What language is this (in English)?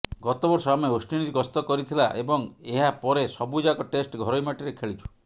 Odia